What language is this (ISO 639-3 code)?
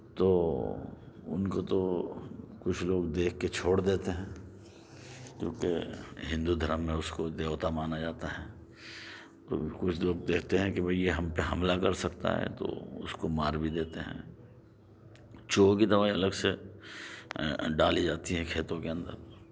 urd